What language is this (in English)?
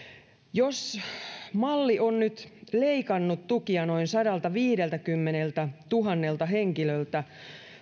Finnish